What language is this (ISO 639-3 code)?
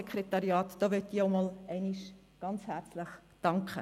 gsw